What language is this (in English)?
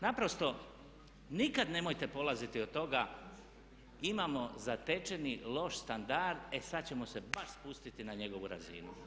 Croatian